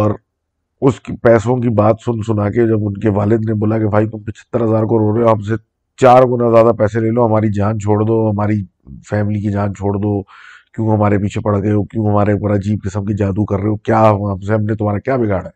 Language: Urdu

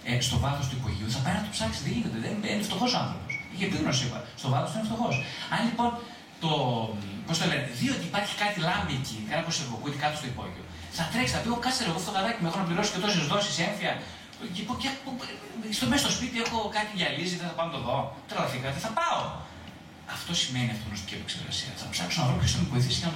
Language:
Greek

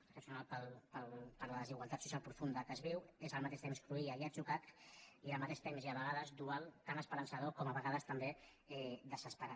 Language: Catalan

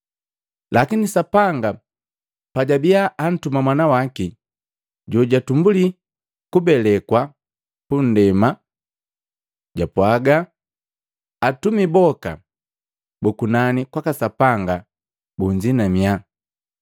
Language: Matengo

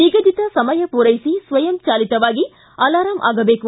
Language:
Kannada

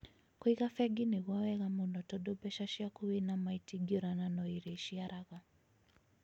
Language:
Kikuyu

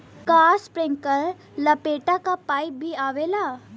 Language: Bhojpuri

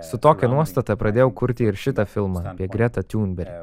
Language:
Lithuanian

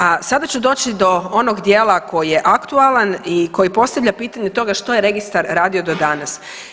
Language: Croatian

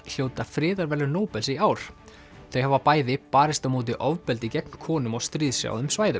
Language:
Icelandic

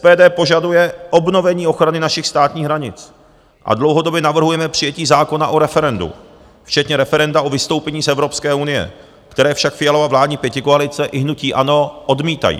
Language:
Czech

